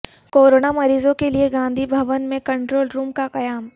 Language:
Urdu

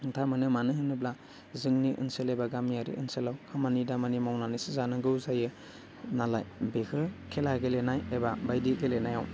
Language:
Bodo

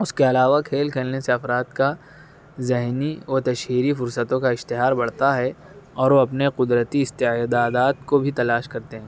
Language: Urdu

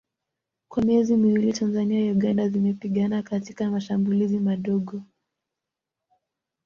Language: Swahili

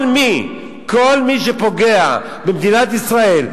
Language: Hebrew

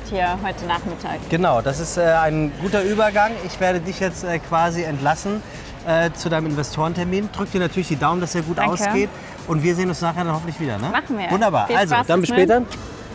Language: German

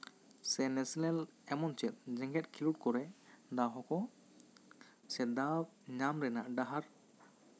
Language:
Santali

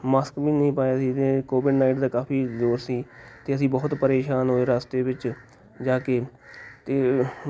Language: Punjabi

